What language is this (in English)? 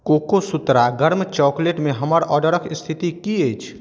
Maithili